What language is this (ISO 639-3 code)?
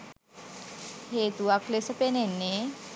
sin